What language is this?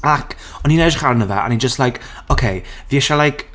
Welsh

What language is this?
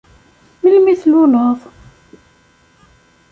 Kabyle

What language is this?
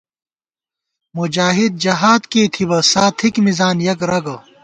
Gawar-Bati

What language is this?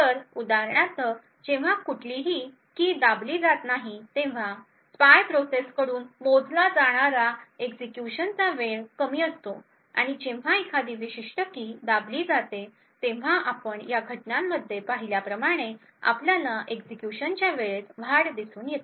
Marathi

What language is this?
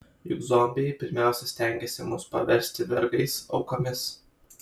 Lithuanian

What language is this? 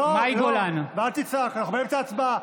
Hebrew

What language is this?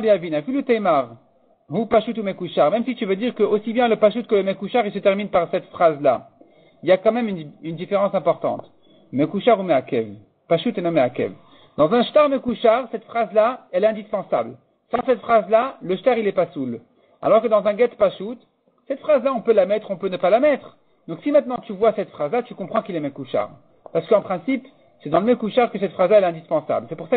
French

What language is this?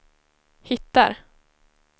Swedish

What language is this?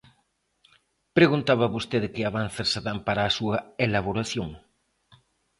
Galician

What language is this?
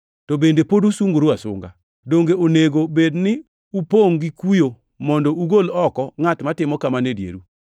Luo (Kenya and Tanzania)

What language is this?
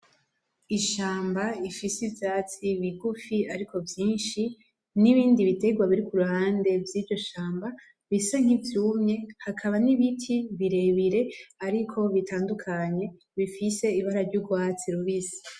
Rundi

